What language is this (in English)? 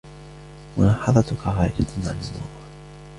Arabic